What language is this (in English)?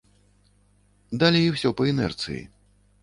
Belarusian